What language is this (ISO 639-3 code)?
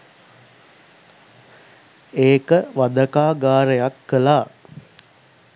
sin